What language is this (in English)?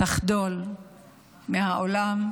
Hebrew